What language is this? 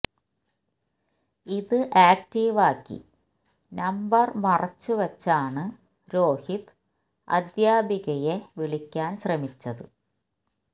Malayalam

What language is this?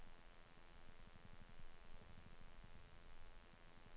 Norwegian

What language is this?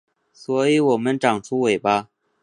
Chinese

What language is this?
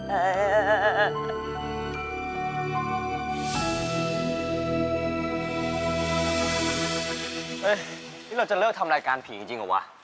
Thai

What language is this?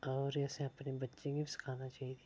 Dogri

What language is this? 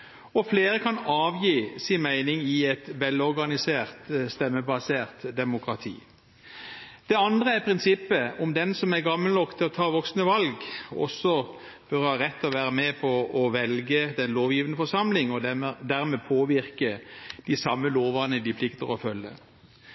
Norwegian Bokmål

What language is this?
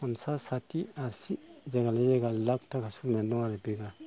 Bodo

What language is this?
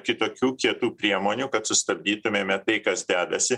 Lithuanian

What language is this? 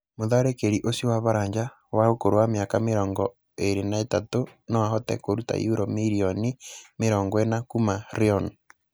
Kikuyu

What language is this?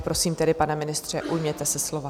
Czech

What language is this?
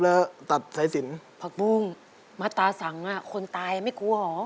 Thai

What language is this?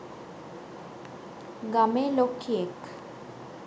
Sinhala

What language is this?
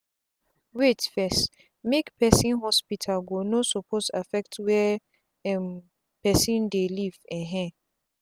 Nigerian Pidgin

